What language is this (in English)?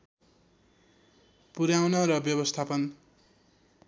Nepali